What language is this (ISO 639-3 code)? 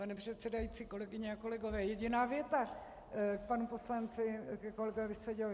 ces